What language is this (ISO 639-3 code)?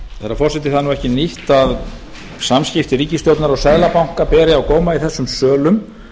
isl